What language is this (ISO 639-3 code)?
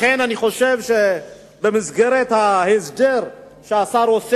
heb